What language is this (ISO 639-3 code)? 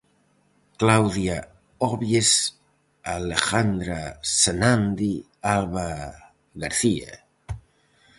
glg